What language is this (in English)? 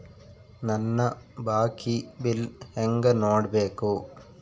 Kannada